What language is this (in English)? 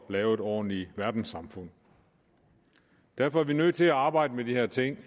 Danish